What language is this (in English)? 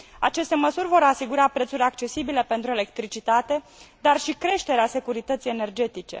Romanian